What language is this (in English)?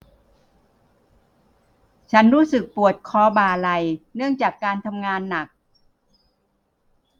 Thai